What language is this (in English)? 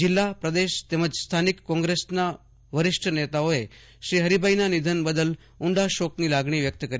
Gujarati